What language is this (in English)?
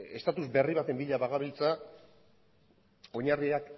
Basque